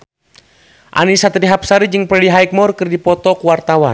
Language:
Sundanese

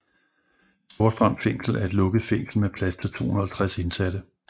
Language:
Danish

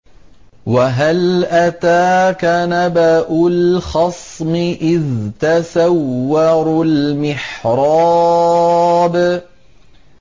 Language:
Arabic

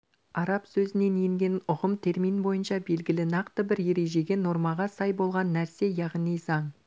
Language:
Kazakh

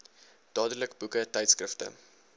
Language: Afrikaans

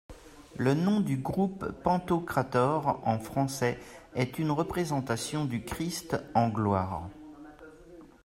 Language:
French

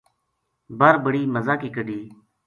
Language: Gujari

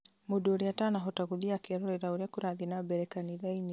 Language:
Kikuyu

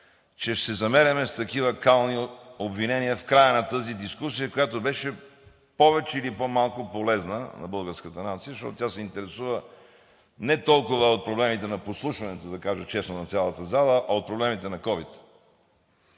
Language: Bulgarian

